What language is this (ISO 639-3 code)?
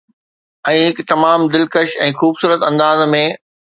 snd